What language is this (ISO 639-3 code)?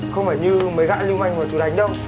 vie